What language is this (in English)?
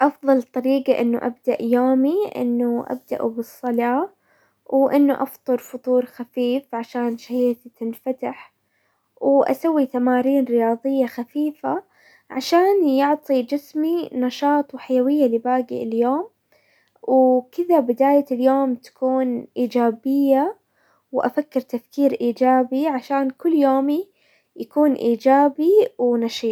Hijazi Arabic